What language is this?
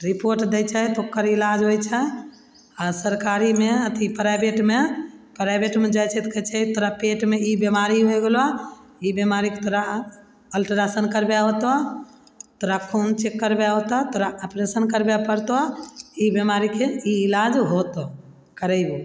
Maithili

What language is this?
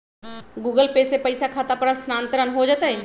Magahi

